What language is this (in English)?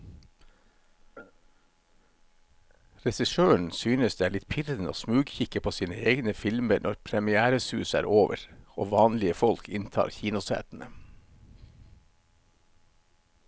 Norwegian